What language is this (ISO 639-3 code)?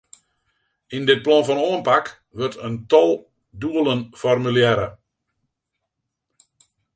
fry